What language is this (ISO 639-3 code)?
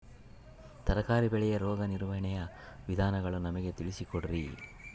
kan